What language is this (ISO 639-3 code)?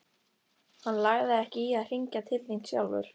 isl